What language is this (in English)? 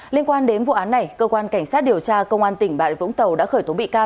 Vietnamese